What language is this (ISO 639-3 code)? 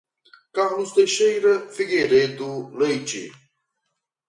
por